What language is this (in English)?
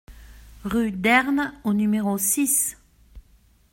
French